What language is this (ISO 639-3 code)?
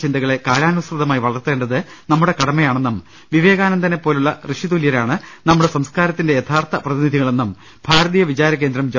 mal